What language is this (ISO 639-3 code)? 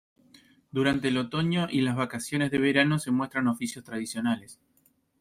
spa